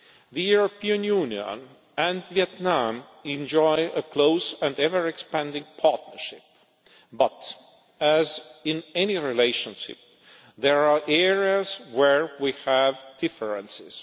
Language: English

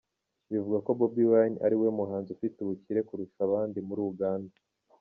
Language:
Kinyarwanda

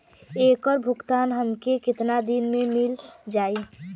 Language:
Bhojpuri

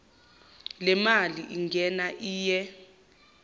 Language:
Zulu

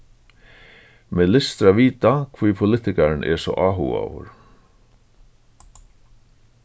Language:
Faroese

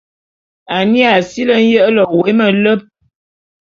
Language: Bulu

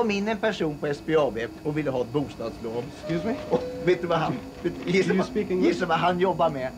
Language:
Swedish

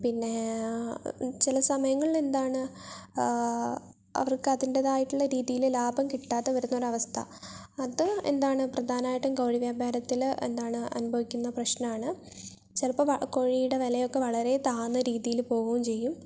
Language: Malayalam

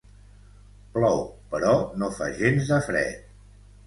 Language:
Catalan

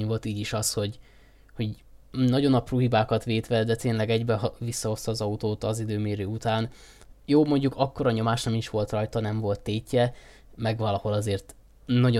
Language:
Hungarian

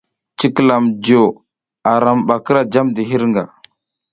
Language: South Giziga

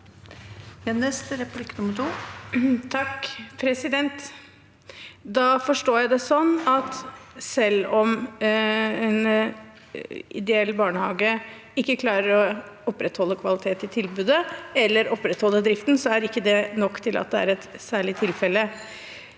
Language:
Norwegian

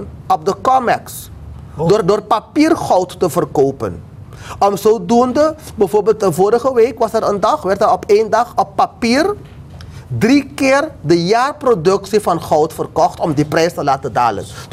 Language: Dutch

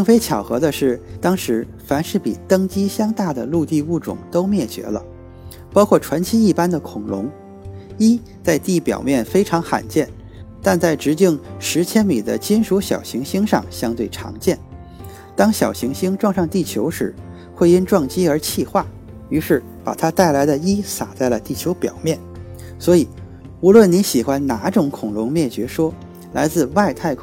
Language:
Chinese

